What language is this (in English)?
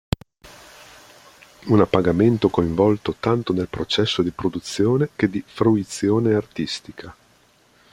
Italian